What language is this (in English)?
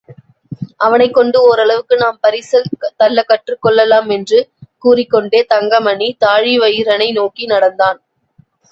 Tamil